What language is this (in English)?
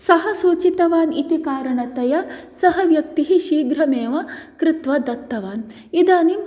Sanskrit